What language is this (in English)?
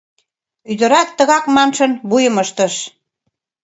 Mari